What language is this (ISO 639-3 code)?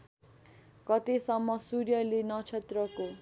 nep